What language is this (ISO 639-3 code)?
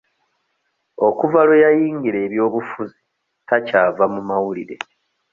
lug